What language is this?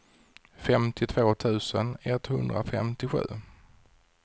Swedish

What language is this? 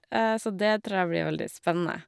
Norwegian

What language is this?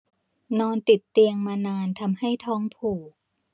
Thai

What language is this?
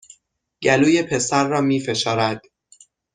Persian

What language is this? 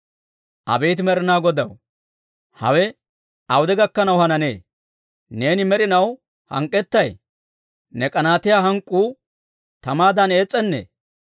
Dawro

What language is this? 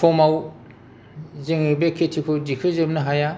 Bodo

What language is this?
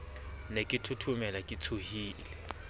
Southern Sotho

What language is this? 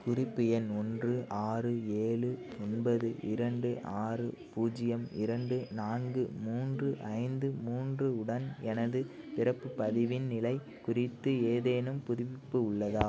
Tamil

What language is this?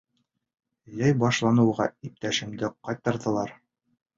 Bashkir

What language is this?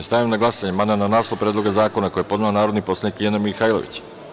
Serbian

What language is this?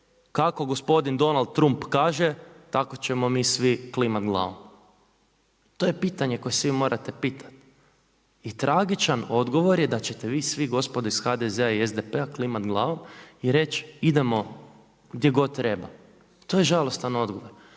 Croatian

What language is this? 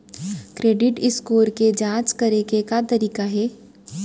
Chhattisgarhi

